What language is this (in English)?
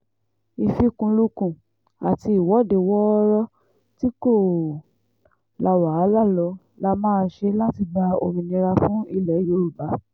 Yoruba